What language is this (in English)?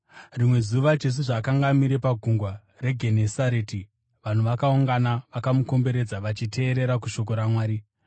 Shona